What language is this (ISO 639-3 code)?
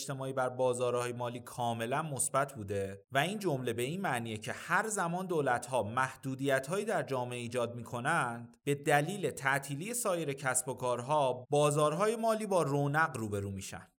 fas